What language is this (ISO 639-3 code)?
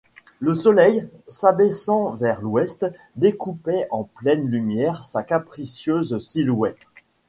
fra